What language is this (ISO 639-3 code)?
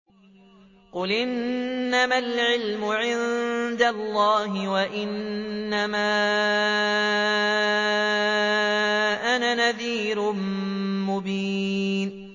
ara